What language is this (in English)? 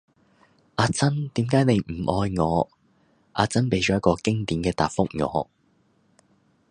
Cantonese